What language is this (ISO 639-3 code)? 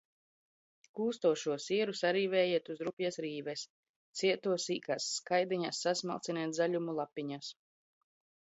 lav